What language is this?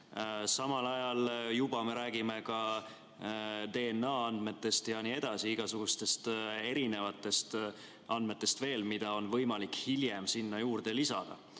Estonian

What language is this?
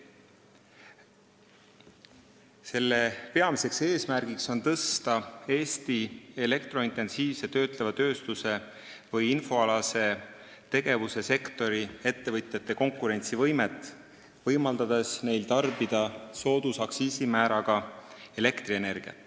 Estonian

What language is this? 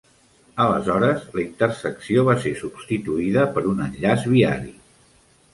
Catalan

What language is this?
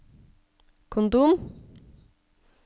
Norwegian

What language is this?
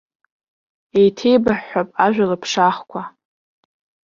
Abkhazian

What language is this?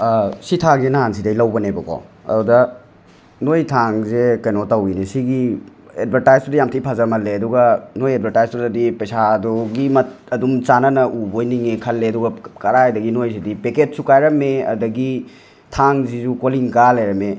Manipuri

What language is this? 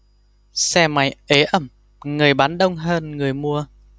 Vietnamese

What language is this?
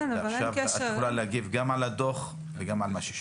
Hebrew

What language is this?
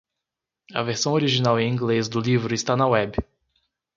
Portuguese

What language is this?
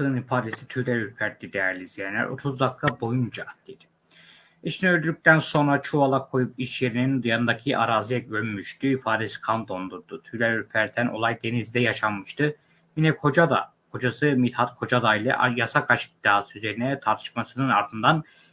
Turkish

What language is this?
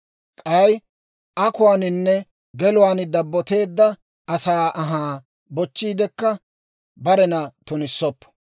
Dawro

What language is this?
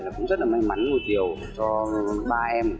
Vietnamese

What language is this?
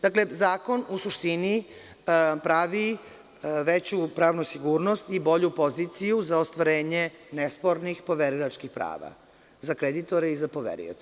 Serbian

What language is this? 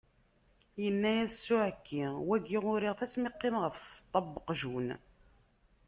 Kabyle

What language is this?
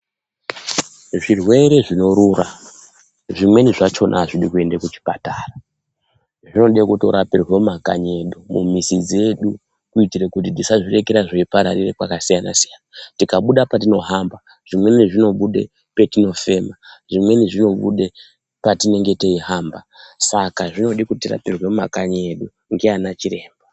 Ndau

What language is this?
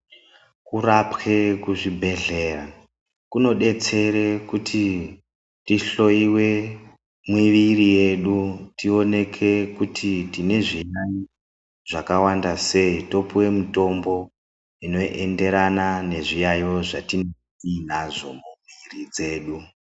Ndau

